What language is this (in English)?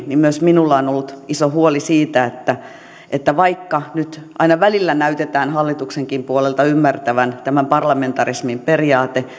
Finnish